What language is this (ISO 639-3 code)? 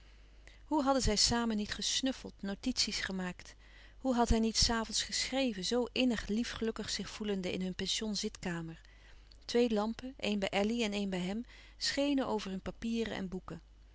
nld